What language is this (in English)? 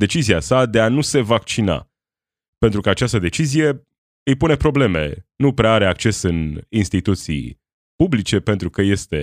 Romanian